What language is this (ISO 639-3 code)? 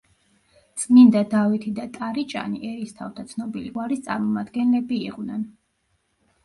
kat